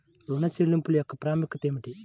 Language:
Telugu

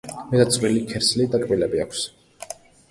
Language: Georgian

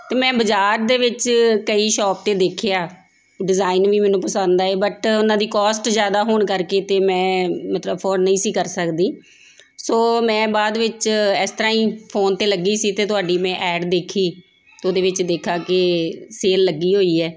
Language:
Punjabi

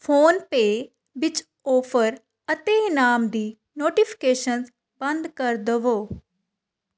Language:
Punjabi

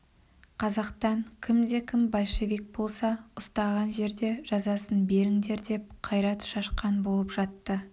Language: Kazakh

